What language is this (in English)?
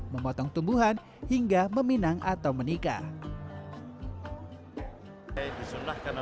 Indonesian